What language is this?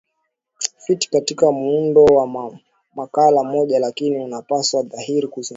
Swahili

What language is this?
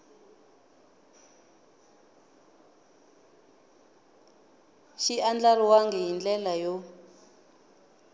Tsonga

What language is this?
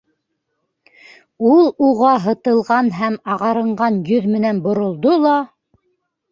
Bashkir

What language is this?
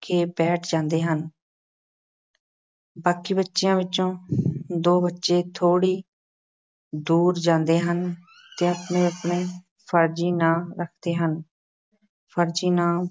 Punjabi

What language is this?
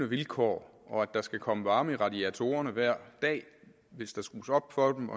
Danish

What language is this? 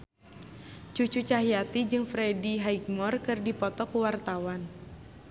Sundanese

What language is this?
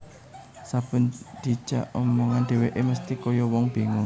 Javanese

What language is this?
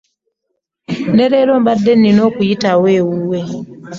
Ganda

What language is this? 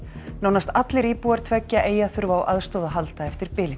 Icelandic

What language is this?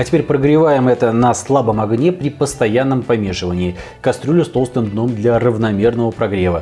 Russian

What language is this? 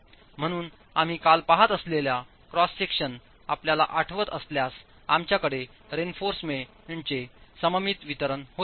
Marathi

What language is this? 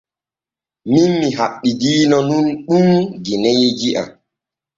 Borgu Fulfulde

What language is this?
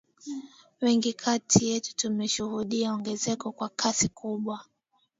Swahili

